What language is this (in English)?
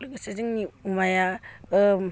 Bodo